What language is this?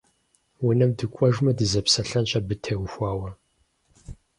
Kabardian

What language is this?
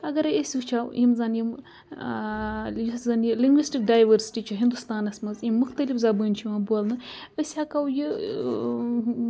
Kashmiri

